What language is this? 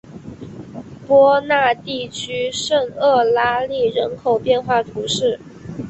Chinese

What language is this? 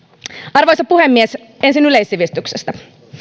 Finnish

